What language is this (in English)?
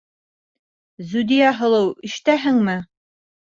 Bashkir